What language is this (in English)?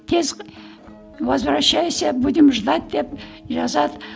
Kazakh